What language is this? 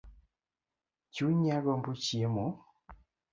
Luo (Kenya and Tanzania)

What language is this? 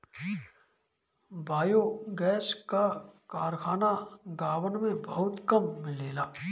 Bhojpuri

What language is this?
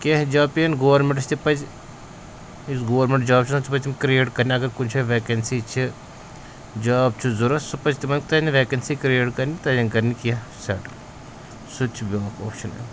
Kashmiri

